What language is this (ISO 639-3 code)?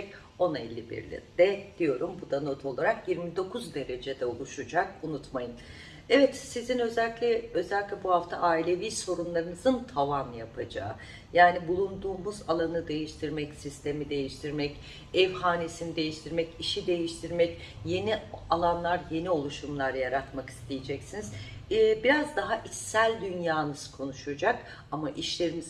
tur